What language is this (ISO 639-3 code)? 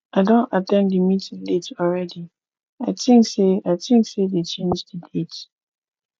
pcm